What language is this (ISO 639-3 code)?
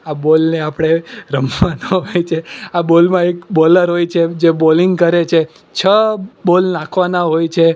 guj